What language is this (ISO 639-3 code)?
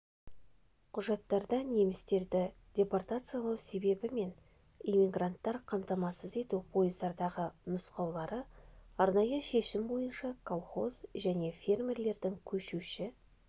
kaz